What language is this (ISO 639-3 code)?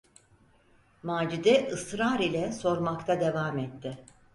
tur